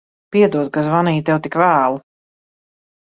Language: Latvian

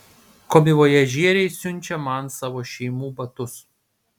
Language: Lithuanian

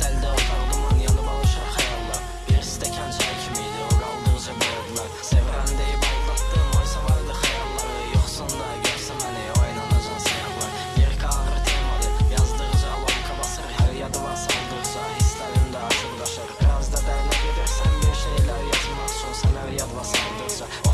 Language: Azerbaijani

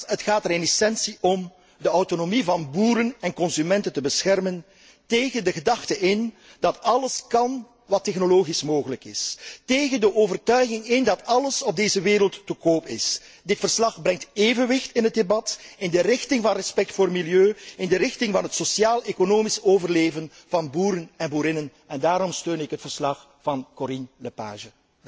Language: Dutch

